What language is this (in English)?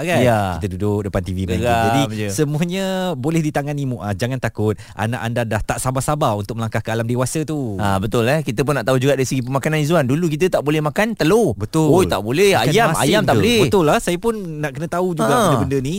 Malay